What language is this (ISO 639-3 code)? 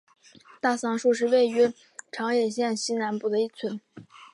zho